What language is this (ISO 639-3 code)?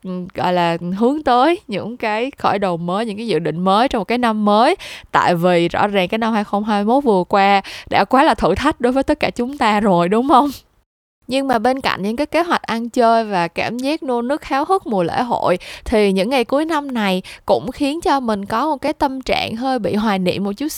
vie